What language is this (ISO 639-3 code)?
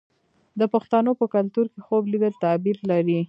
pus